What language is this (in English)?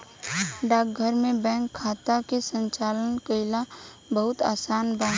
Bhojpuri